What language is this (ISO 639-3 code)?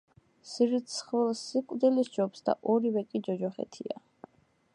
kat